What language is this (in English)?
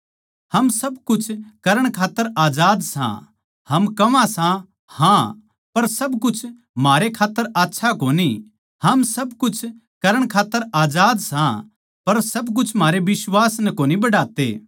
Haryanvi